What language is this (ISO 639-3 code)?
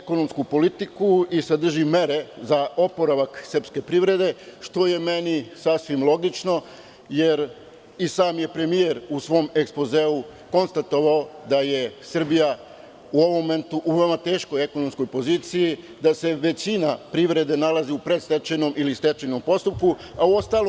srp